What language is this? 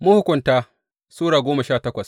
Hausa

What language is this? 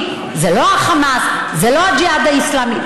Hebrew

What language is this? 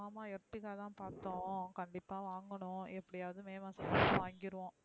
Tamil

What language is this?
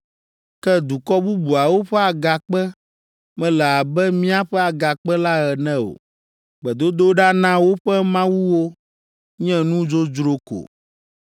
Ewe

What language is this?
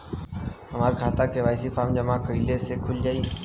Bhojpuri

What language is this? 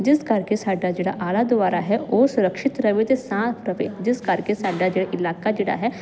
Punjabi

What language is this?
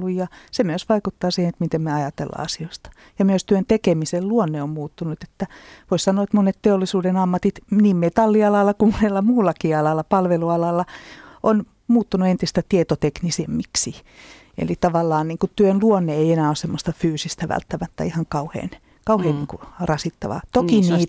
Finnish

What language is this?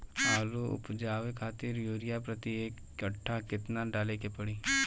Bhojpuri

